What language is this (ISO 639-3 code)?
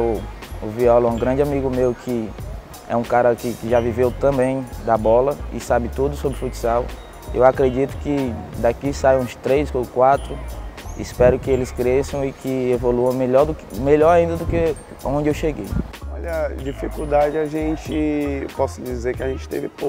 por